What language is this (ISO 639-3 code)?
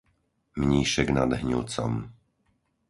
slk